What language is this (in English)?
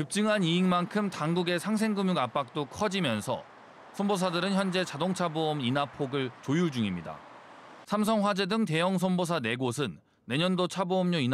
Korean